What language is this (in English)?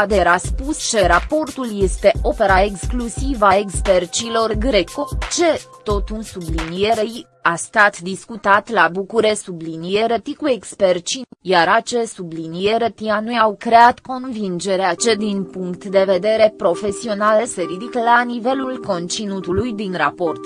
Romanian